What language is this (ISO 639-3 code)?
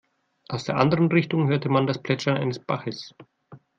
deu